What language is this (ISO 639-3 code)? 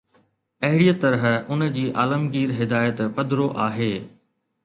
snd